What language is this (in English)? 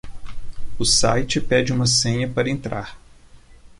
Portuguese